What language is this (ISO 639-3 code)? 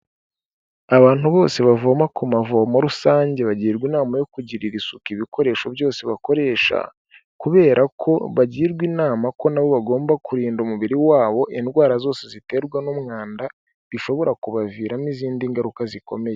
kin